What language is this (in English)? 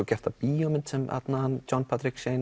Icelandic